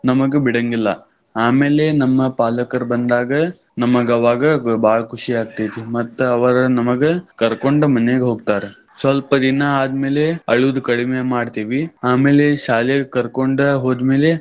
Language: Kannada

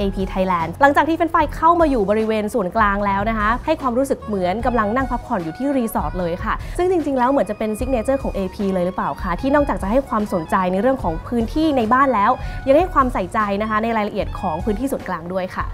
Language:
Thai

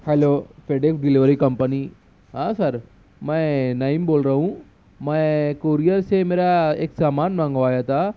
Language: Urdu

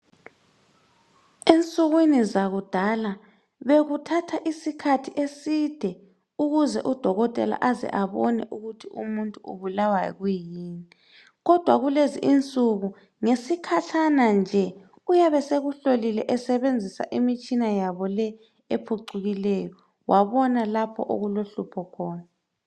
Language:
North Ndebele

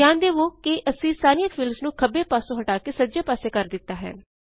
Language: Punjabi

